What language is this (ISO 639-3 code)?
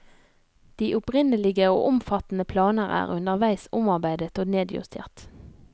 nor